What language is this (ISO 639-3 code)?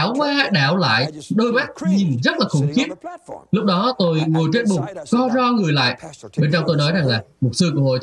vie